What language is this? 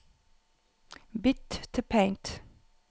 Norwegian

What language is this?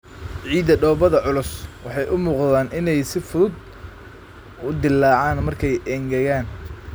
Somali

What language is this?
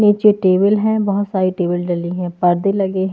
Hindi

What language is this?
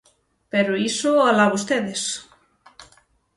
Galician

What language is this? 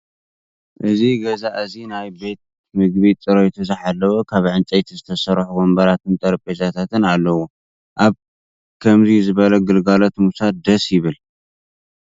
Tigrinya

